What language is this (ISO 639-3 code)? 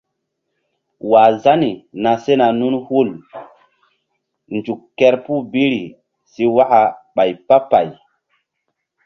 mdd